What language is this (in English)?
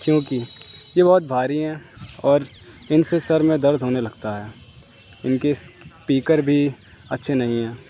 Urdu